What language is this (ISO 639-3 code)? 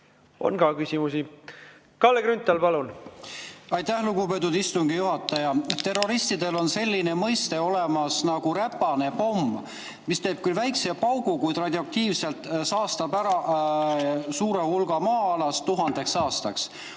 est